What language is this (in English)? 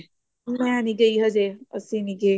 Punjabi